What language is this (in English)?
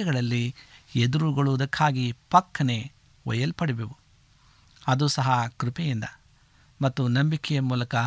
Kannada